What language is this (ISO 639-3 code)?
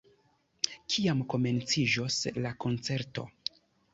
epo